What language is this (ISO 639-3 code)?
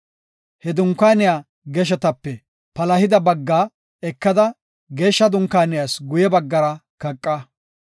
gof